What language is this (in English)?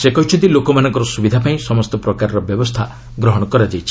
Odia